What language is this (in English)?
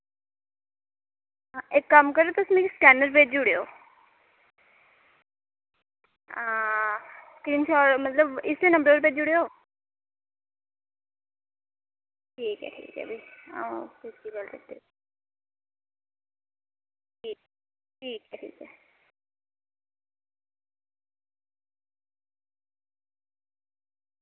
Dogri